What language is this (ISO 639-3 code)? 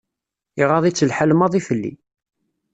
kab